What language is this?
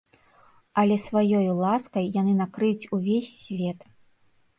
Belarusian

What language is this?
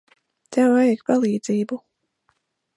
Latvian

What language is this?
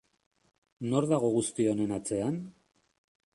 Basque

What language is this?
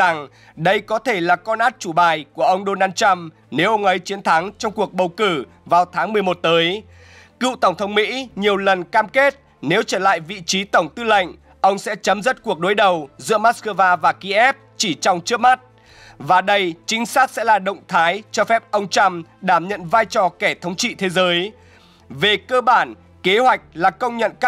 Vietnamese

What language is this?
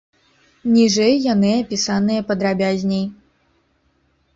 Belarusian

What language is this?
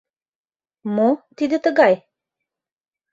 Mari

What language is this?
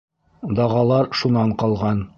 Bashkir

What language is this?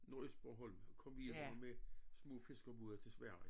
Danish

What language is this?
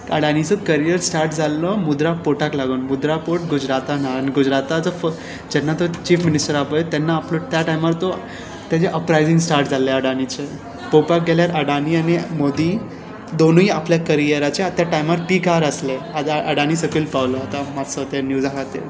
Konkani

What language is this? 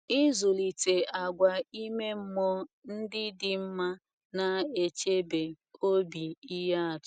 Igbo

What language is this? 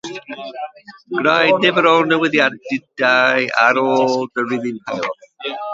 Welsh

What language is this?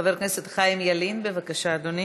Hebrew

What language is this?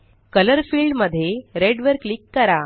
Marathi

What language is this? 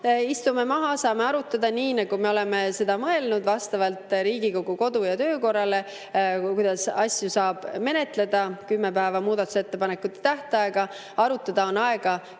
Estonian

